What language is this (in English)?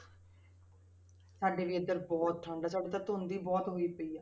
Punjabi